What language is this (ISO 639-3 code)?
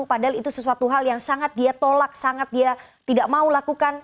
ind